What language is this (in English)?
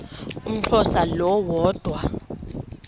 Xhosa